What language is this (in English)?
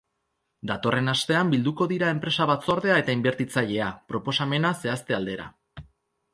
Basque